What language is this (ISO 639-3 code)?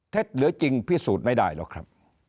tha